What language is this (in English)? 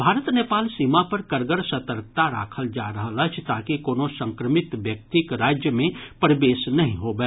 Maithili